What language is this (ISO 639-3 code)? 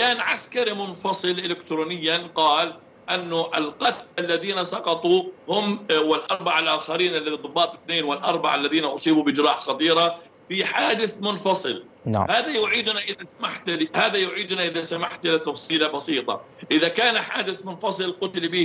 ara